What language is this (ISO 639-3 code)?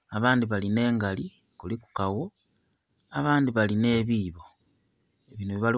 xog